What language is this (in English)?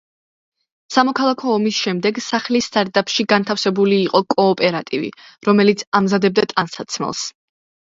Georgian